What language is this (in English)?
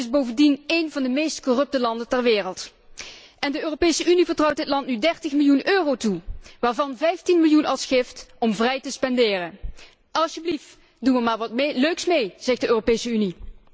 Dutch